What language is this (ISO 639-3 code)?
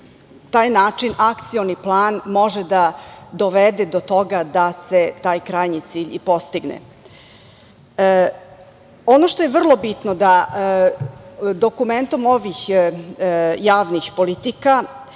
srp